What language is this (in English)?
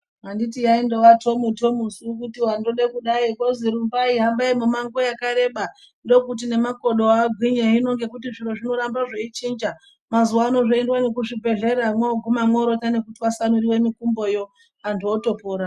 Ndau